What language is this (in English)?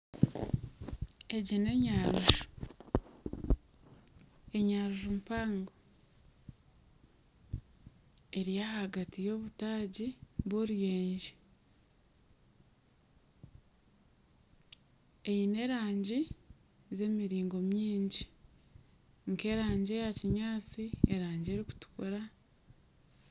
Nyankole